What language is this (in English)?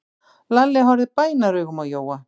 Icelandic